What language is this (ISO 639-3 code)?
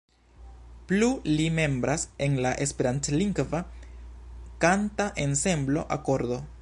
epo